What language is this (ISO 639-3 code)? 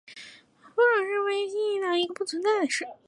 zho